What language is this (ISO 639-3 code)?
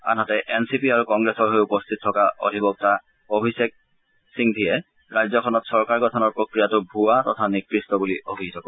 asm